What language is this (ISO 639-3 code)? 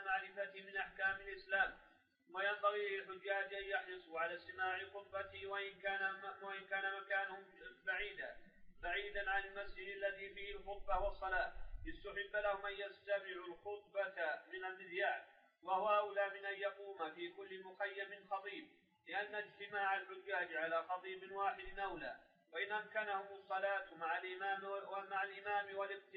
ara